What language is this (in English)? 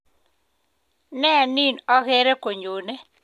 Kalenjin